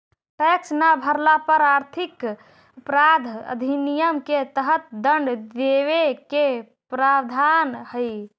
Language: Magahi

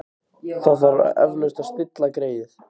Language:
Icelandic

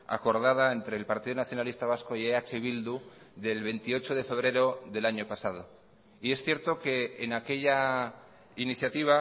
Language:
Spanish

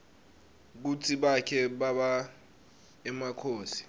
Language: Swati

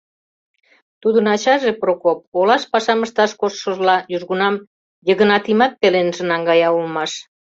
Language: Mari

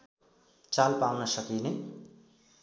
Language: Nepali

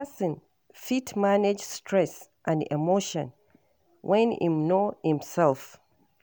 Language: Nigerian Pidgin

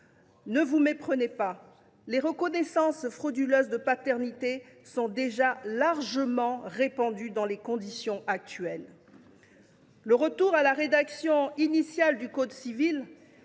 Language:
French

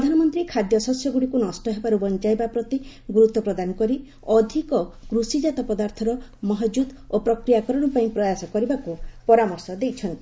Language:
Odia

